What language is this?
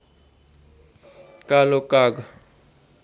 Nepali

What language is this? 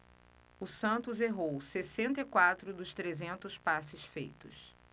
Portuguese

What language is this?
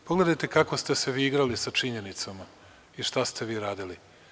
Serbian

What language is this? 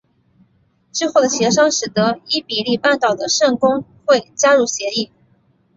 Chinese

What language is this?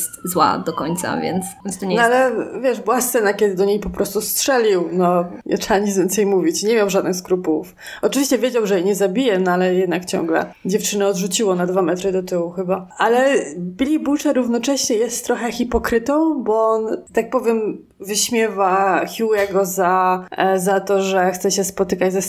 Polish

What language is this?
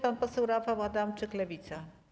Polish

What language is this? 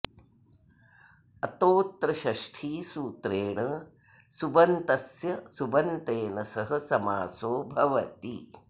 Sanskrit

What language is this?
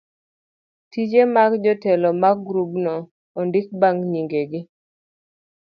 Luo (Kenya and Tanzania)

